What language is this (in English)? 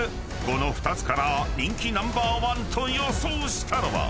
Japanese